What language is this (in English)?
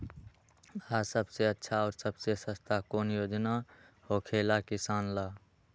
Magahi